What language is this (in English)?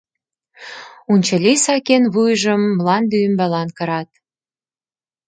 Mari